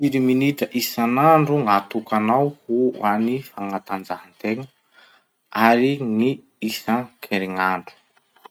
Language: Masikoro Malagasy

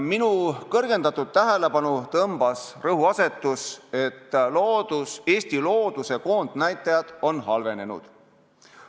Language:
Estonian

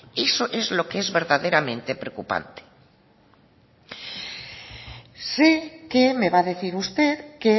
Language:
Spanish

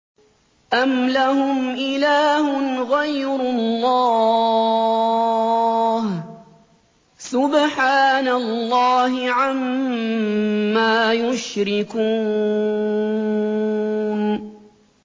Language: Arabic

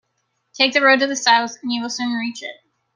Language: English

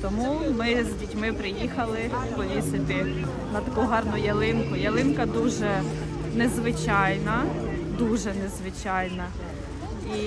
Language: Ukrainian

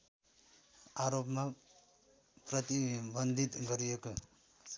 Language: Nepali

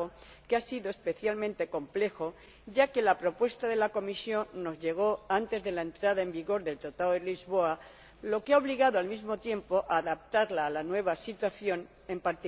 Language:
Spanish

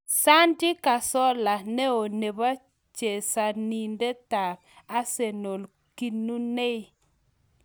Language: Kalenjin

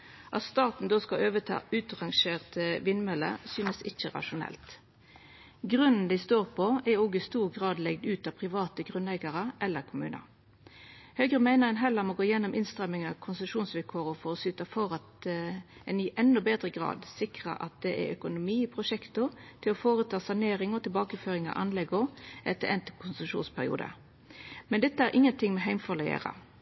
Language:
Norwegian Nynorsk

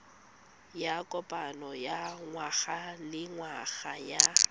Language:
Tswana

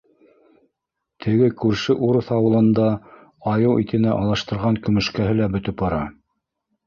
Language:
Bashkir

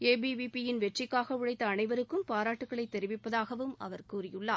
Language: Tamil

